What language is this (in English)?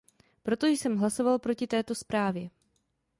Czech